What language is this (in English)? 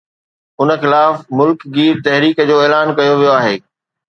Sindhi